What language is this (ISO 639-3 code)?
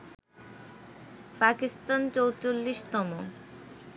ben